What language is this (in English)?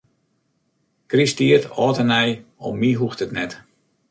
Western Frisian